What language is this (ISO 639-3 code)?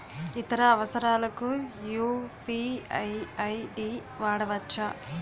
tel